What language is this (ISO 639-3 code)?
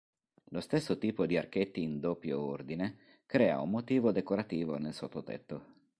ita